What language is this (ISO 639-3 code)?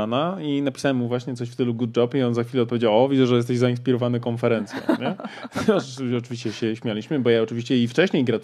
pol